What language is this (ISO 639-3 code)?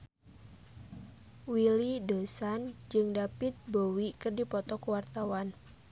sun